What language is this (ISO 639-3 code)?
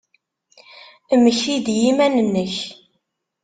kab